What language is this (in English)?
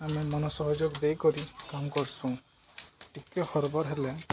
Odia